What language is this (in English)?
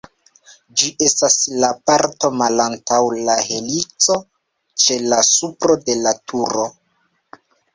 Esperanto